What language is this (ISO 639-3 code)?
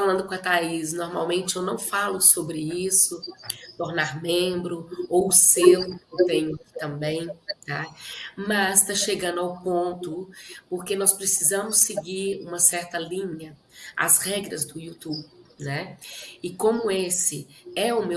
por